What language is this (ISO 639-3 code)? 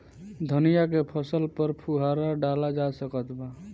bho